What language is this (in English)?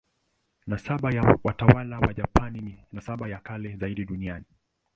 Swahili